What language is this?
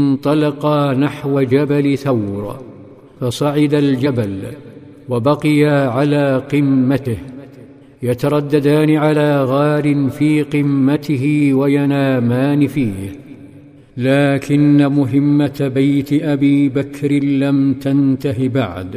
Arabic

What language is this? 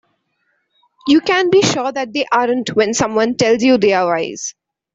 English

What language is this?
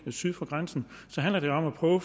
Danish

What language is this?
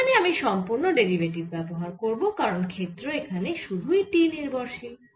Bangla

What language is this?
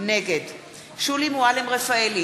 Hebrew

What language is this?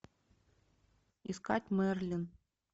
Russian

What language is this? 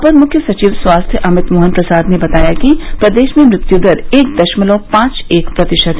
Hindi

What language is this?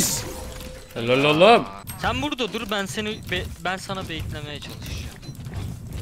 Turkish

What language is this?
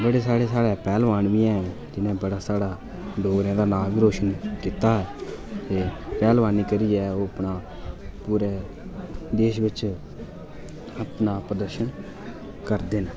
Dogri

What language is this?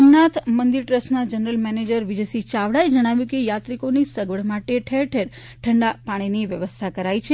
Gujarati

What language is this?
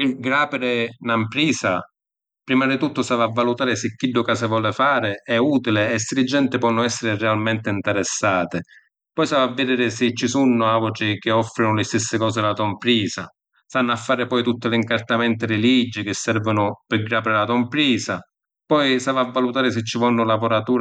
Sicilian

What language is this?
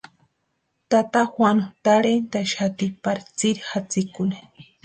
Western Highland Purepecha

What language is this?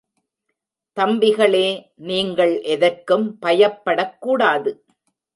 Tamil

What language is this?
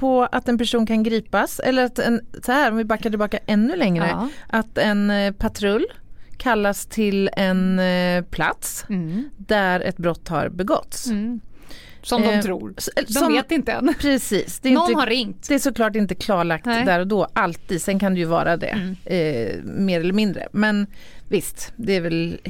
Swedish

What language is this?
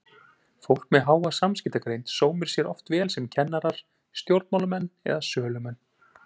Icelandic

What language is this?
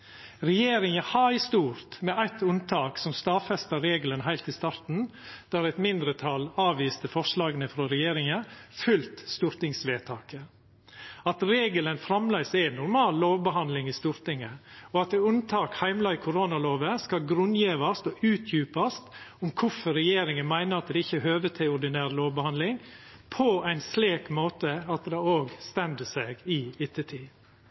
Norwegian Nynorsk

